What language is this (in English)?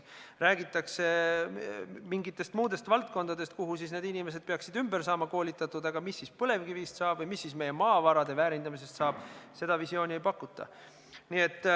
Estonian